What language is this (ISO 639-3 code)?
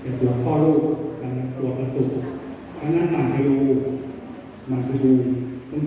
tha